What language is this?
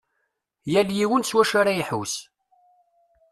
Kabyle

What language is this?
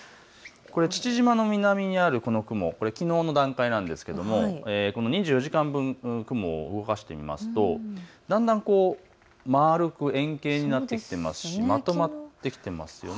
Japanese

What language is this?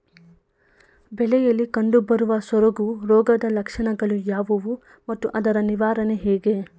Kannada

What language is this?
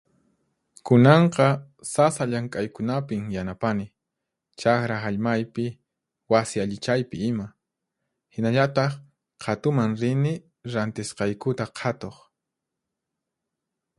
Puno Quechua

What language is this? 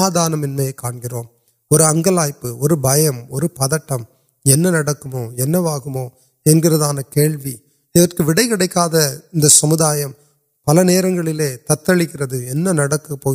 Urdu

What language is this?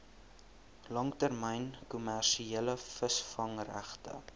Afrikaans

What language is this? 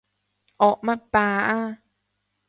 Cantonese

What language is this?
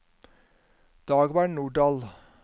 Norwegian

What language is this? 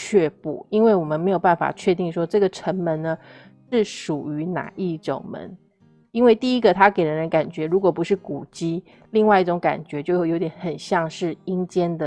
Chinese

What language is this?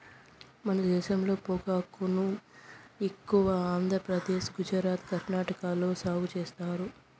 Telugu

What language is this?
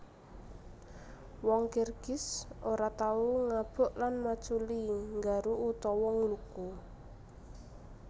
Javanese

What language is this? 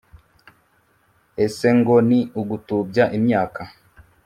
Kinyarwanda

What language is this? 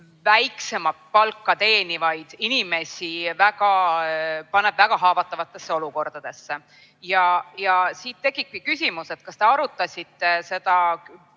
Estonian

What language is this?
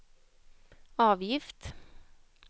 Swedish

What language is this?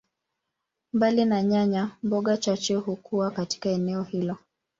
Swahili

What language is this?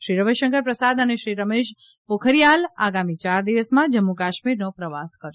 Gujarati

